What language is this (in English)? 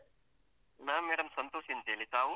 Kannada